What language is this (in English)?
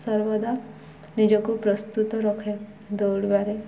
Odia